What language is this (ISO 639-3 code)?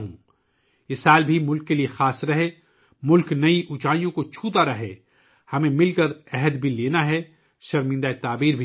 urd